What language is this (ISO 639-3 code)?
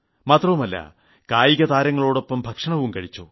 mal